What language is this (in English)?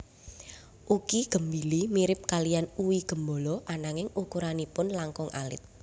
Javanese